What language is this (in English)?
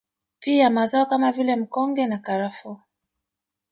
Swahili